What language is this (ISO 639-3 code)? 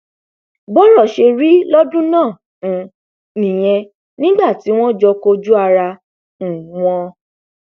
yor